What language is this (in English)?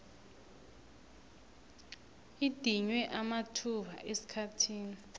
South Ndebele